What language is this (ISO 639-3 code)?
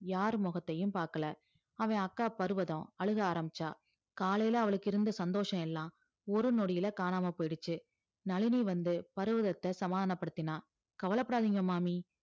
tam